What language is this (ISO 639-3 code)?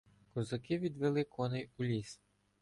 ukr